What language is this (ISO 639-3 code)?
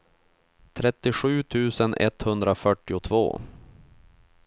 swe